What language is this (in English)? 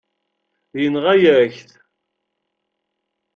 Kabyle